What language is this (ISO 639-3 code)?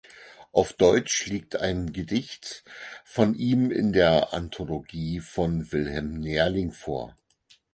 deu